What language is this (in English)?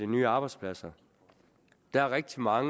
Danish